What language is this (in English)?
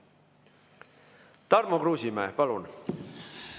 Estonian